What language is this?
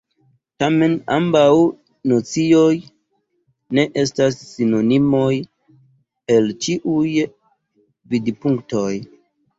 Esperanto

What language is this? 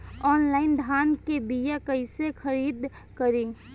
Bhojpuri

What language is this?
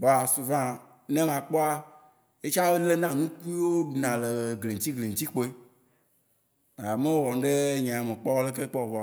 Waci Gbe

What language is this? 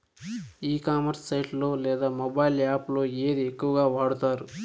Telugu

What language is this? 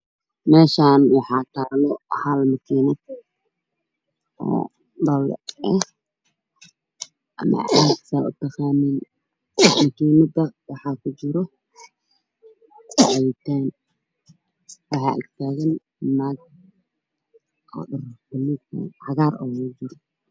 Somali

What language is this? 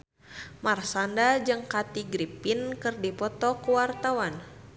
Sundanese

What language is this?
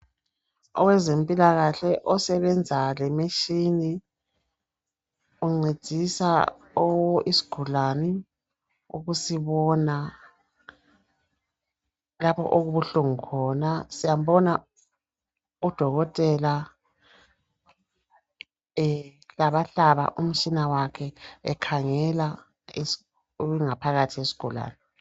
North Ndebele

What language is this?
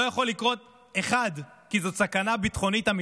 Hebrew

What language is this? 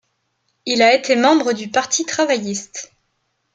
French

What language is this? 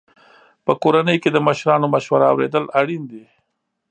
Pashto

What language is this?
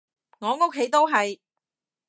Cantonese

